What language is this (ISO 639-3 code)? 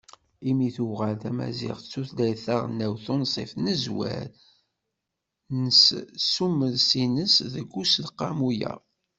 kab